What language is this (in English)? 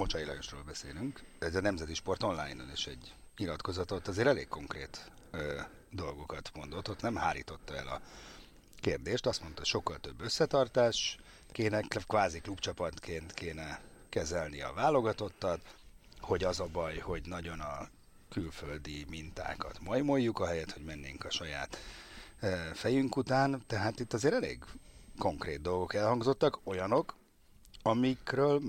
Hungarian